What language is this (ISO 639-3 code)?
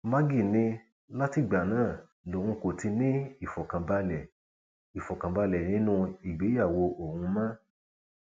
yor